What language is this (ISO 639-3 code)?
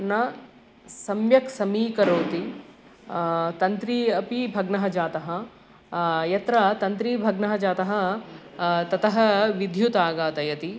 san